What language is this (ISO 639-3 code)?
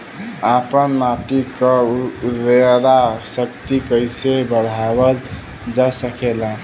bho